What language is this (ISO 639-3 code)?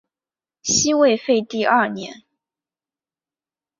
zho